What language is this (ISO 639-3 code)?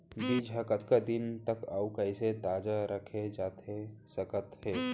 hne